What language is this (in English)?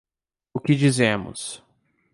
Portuguese